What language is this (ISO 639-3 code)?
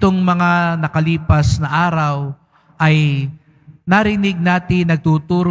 fil